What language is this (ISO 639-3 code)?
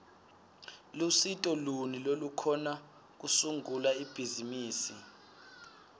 ssw